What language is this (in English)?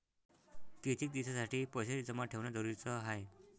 Marathi